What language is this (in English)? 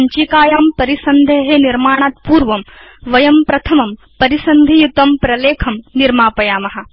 Sanskrit